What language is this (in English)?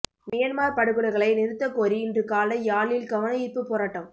Tamil